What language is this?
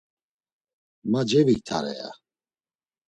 Laz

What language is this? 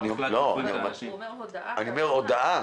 Hebrew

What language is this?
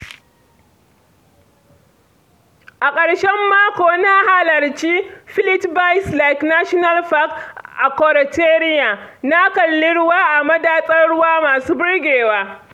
Hausa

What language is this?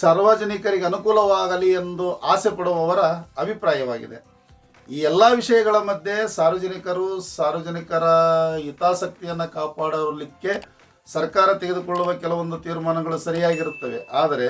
Kannada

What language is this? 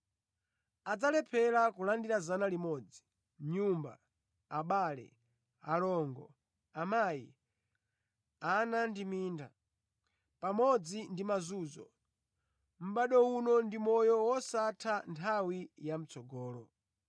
Nyanja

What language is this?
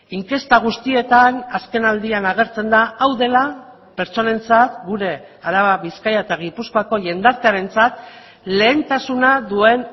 Basque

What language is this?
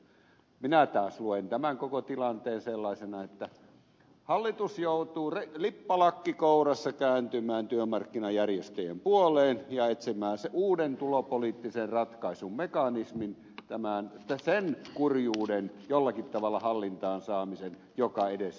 Finnish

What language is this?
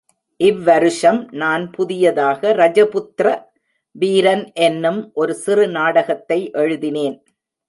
Tamil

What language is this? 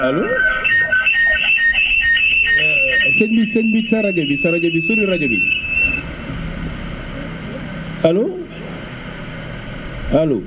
Wolof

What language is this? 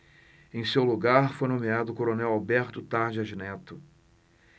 Portuguese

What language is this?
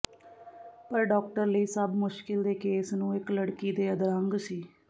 Punjabi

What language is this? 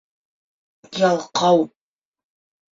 Bashkir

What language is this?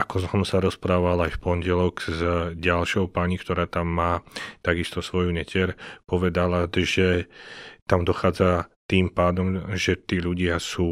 Slovak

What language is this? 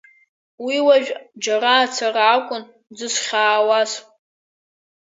Abkhazian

